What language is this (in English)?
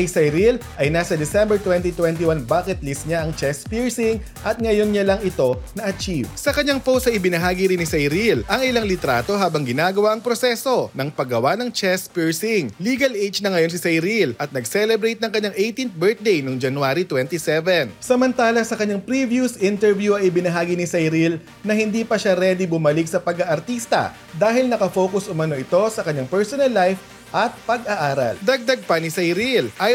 Filipino